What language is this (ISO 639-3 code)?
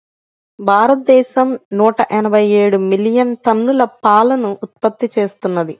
tel